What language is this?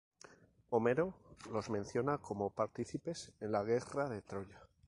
Spanish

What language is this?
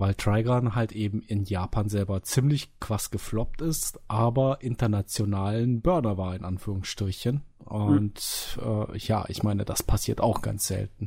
German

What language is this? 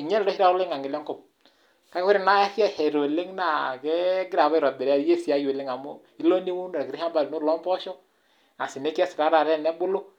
Masai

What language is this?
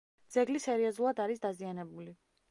Georgian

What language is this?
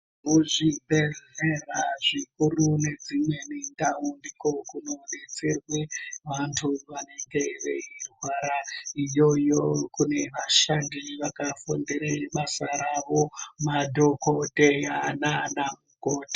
Ndau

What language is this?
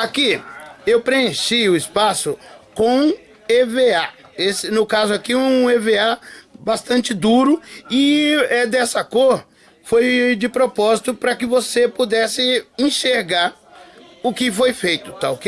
Portuguese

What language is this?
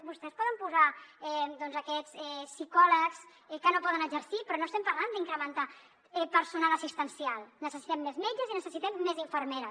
Catalan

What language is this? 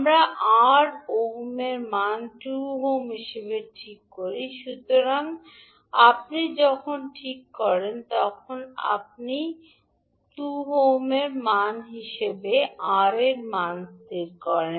Bangla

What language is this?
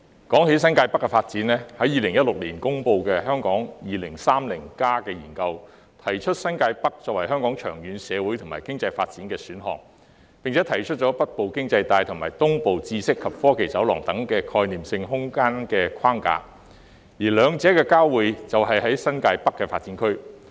Cantonese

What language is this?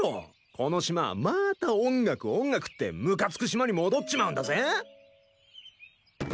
Japanese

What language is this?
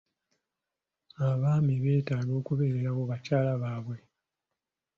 Ganda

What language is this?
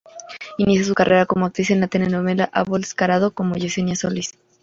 Spanish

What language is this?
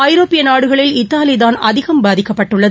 Tamil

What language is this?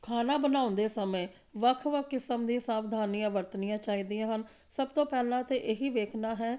Punjabi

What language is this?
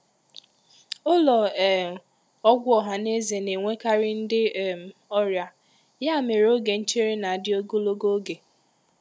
Igbo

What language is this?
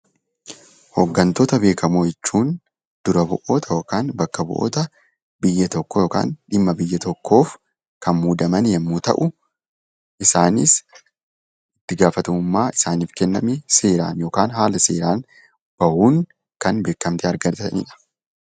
Oromo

